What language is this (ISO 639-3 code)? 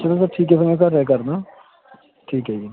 pan